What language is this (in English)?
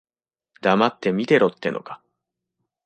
Japanese